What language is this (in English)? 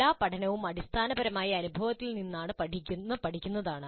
Malayalam